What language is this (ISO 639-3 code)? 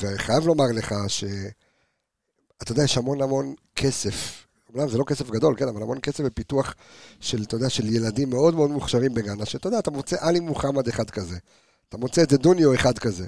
heb